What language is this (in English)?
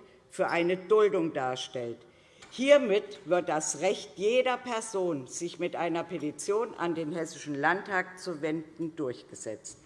German